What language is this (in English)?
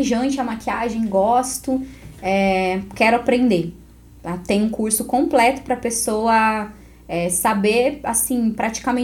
Portuguese